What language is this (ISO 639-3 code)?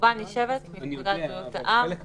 heb